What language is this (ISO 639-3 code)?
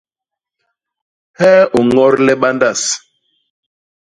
bas